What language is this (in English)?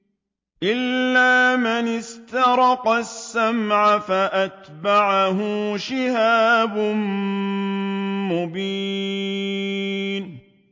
Arabic